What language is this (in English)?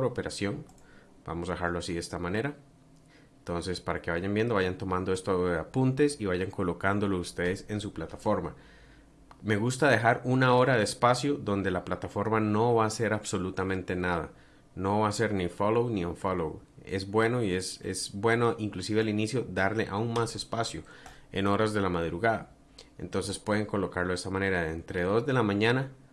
Spanish